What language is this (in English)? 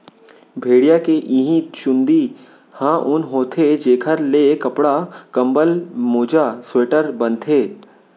Chhattisgarhi